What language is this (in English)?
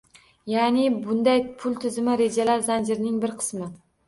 Uzbek